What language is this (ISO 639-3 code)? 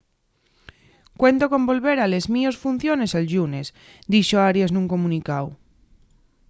ast